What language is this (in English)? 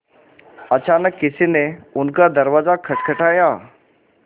Hindi